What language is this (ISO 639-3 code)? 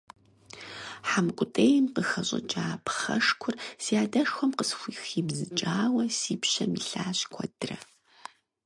kbd